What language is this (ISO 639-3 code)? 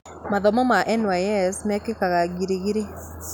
kik